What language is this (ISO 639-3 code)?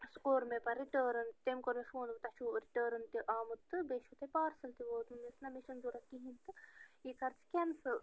kas